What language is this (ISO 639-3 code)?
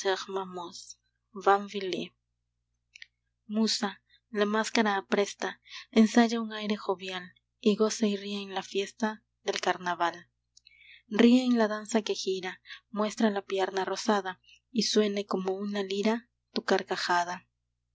spa